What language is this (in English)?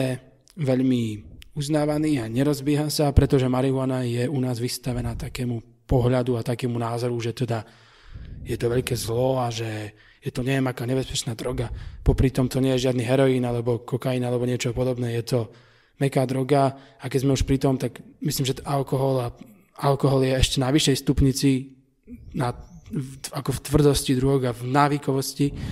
Slovak